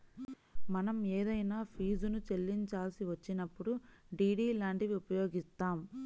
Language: Telugu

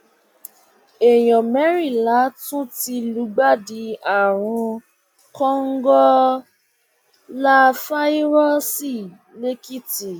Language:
Yoruba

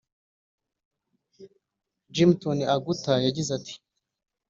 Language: Kinyarwanda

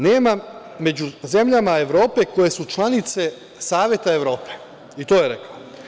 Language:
Serbian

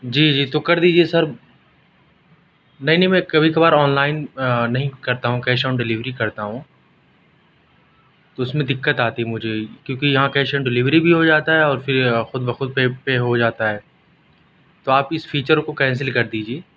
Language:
Urdu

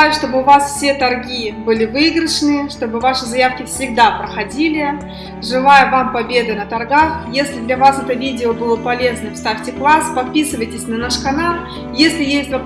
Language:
Russian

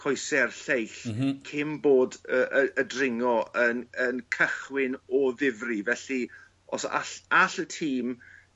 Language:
Welsh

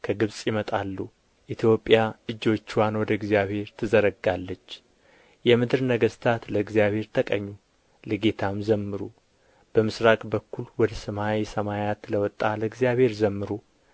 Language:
Amharic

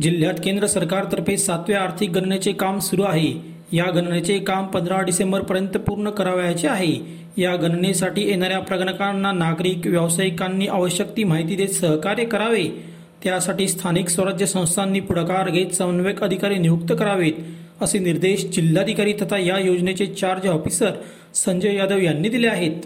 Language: Marathi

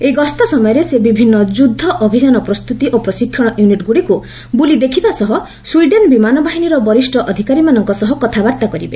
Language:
Odia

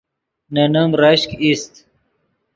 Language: Yidgha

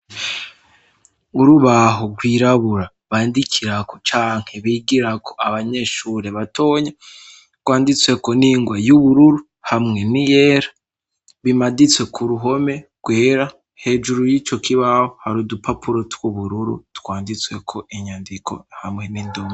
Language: Rundi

